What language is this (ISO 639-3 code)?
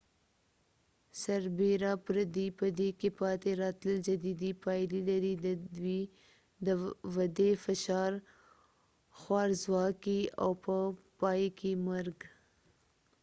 pus